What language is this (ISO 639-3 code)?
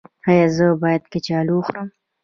pus